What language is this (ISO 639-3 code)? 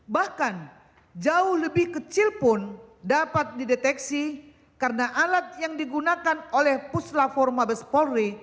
ind